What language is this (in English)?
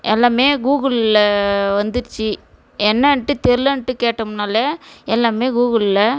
Tamil